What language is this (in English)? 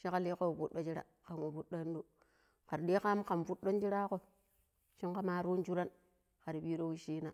Pero